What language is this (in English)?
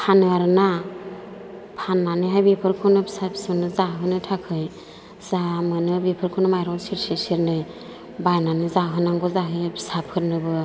Bodo